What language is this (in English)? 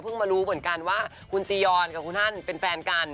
Thai